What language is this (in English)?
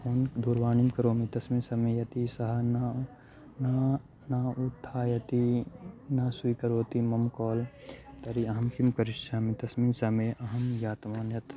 Sanskrit